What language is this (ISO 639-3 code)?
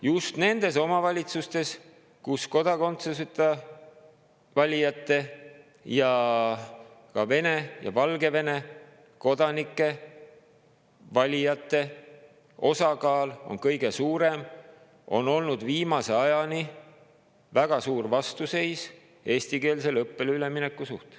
est